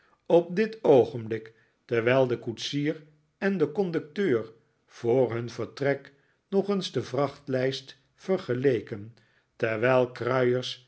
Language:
Dutch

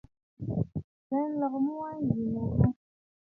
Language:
Bafut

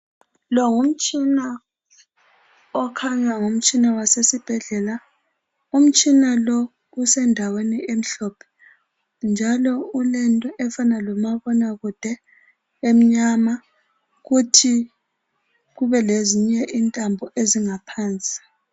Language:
North Ndebele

